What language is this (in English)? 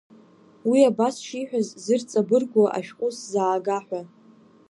Abkhazian